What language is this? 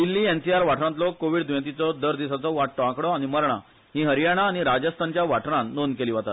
Konkani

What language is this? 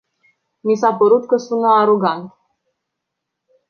Romanian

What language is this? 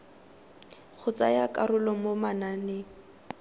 Tswana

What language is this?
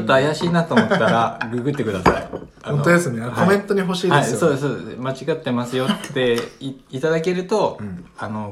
Japanese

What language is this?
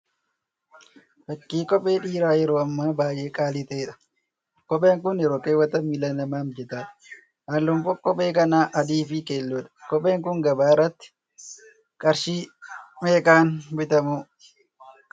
Oromo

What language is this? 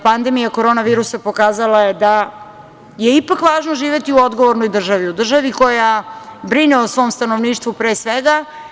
Serbian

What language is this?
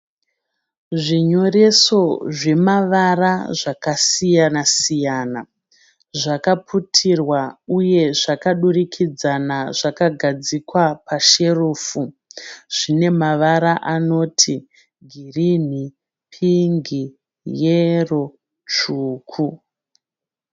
Shona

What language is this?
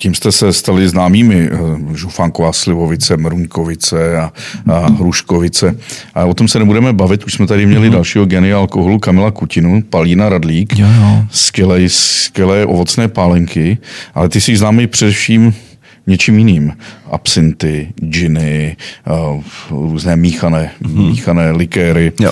Czech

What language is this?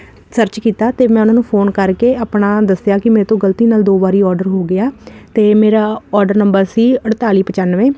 Punjabi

